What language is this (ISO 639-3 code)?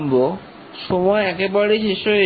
ben